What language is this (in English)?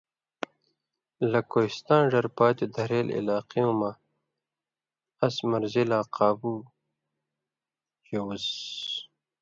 Indus Kohistani